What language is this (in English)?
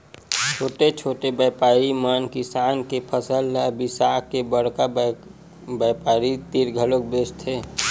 Chhattisgarhi